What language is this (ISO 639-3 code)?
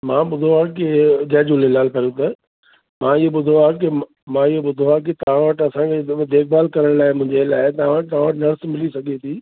snd